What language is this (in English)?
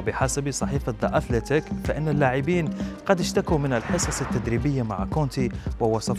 Arabic